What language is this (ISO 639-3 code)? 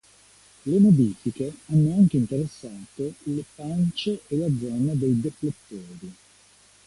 ita